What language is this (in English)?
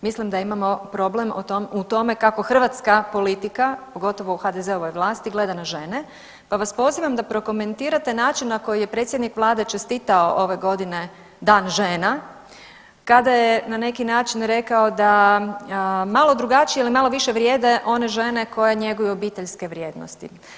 Croatian